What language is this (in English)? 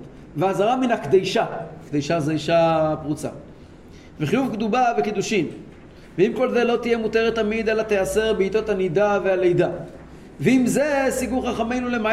Hebrew